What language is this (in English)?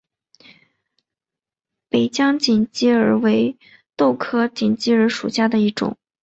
Chinese